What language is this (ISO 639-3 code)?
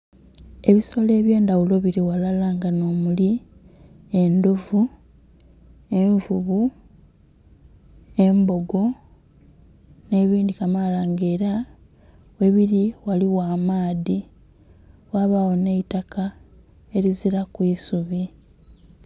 xog